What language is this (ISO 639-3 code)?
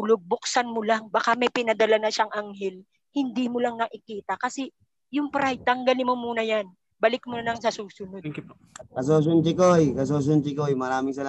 fil